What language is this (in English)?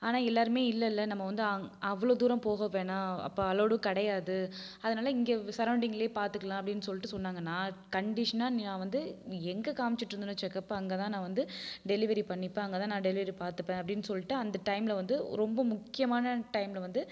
Tamil